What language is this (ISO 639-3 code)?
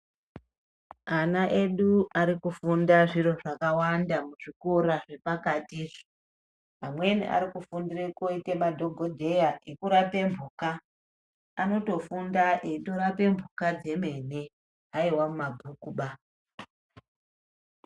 ndc